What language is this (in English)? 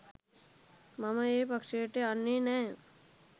Sinhala